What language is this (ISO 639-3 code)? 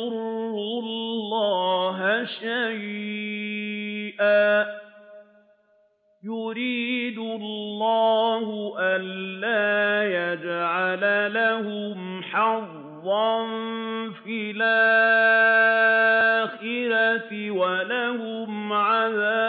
ara